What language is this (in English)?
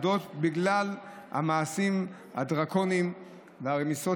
Hebrew